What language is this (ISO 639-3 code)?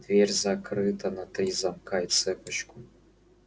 rus